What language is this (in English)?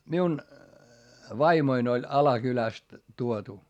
Finnish